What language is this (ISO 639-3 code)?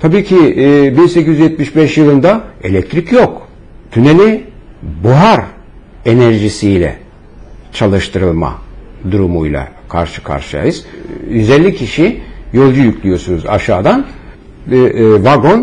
tur